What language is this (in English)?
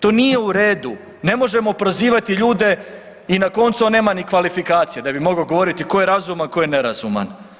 Croatian